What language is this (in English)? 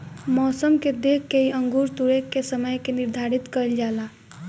Bhojpuri